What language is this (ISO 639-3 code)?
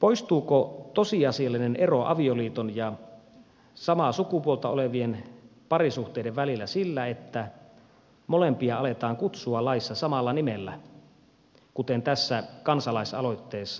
fin